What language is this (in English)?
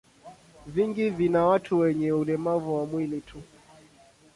Swahili